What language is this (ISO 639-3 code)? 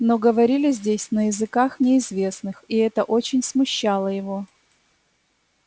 rus